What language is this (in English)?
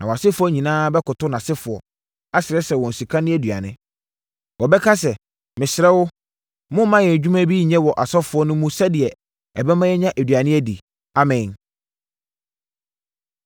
Akan